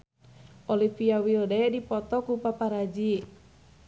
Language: Sundanese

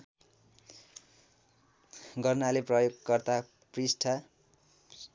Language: Nepali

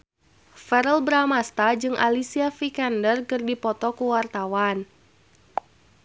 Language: Sundanese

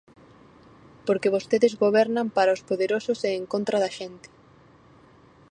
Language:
Galician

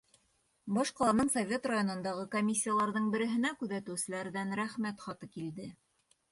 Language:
Bashkir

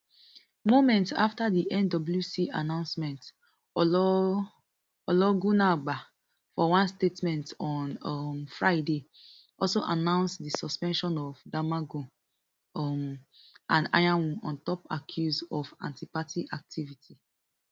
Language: Nigerian Pidgin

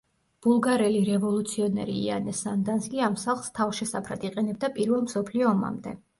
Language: Georgian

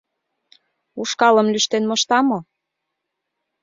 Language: Mari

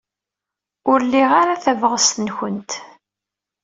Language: Kabyle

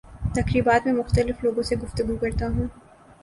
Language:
Urdu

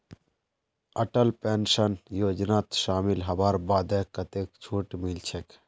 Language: Magahi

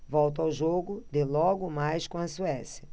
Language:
Portuguese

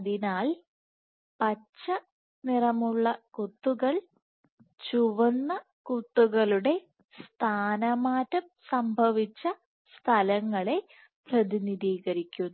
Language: Malayalam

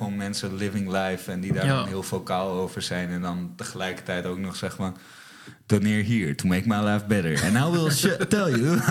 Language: Dutch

